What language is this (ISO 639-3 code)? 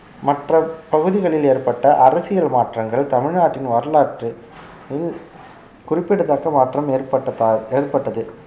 tam